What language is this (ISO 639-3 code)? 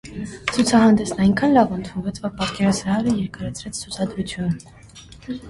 hye